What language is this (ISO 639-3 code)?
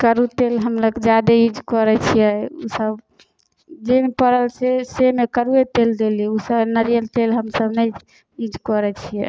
mai